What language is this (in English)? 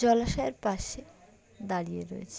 Bangla